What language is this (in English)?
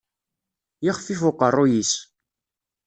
Kabyle